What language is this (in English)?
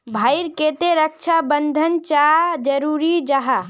Magahi